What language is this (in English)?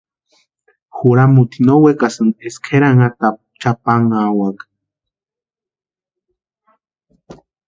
Western Highland Purepecha